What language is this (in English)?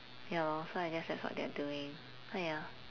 English